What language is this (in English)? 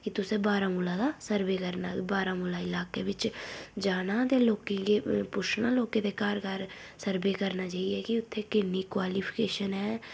Dogri